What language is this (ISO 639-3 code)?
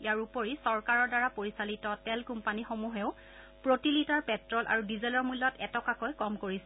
asm